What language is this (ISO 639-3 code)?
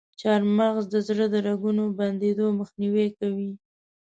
pus